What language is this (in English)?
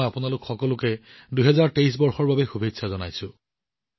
Assamese